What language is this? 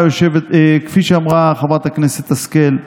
Hebrew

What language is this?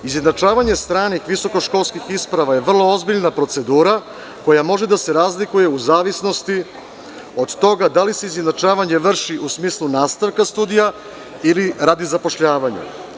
Serbian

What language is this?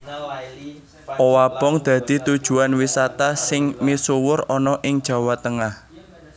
Javanese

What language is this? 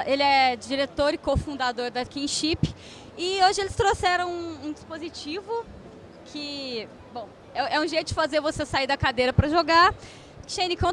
Portuguese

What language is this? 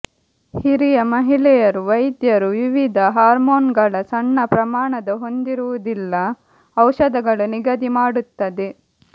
Kannada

